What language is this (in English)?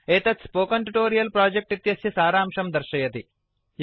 Sanskrit